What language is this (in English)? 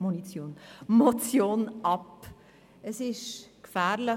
Swiss German